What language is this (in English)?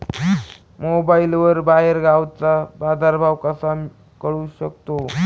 Marathi